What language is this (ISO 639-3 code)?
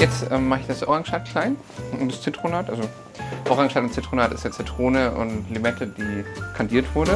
deu